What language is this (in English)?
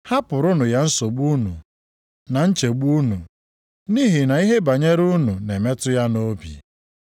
Igbo